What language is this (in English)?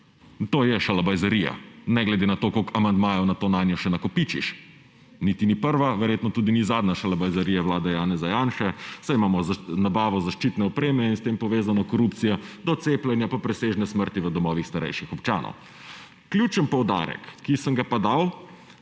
Slovenian